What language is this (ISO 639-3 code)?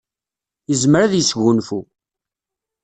kab